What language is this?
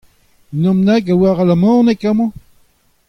Breton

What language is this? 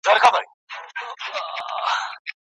Pashto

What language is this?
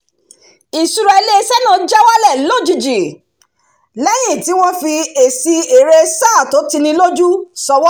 Yoruba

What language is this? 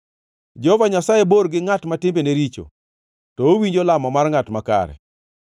Luo (Kenya and Tanzania)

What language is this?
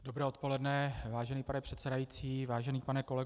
Czech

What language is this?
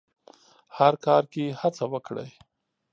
Pashto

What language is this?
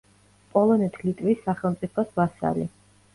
Georgian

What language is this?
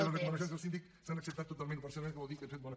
Catalan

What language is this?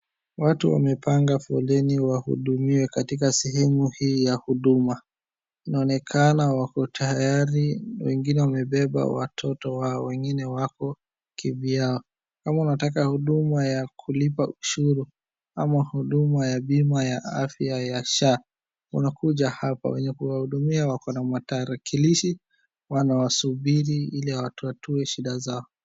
Swahili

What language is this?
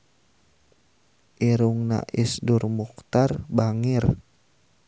Sundanese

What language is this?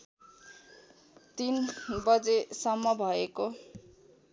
Nepali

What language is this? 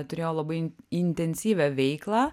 Lithuanian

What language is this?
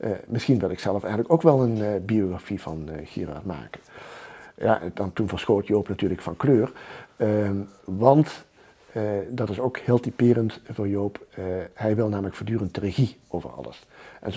Dutch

